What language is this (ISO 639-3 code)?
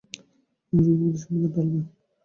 ben